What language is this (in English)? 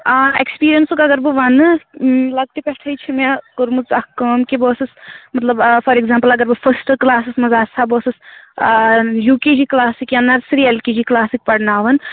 Kashmiri